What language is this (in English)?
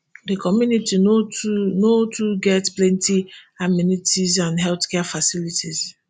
Nigerian Pidgin